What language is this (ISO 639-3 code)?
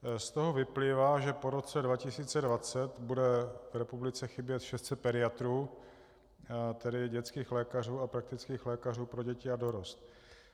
ces